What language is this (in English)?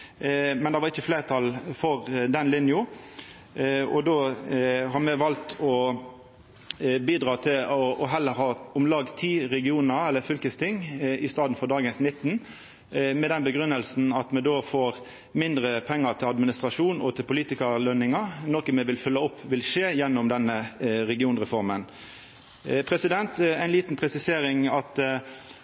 Norwegian Nynorsk